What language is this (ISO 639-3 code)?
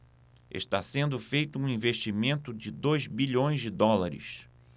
por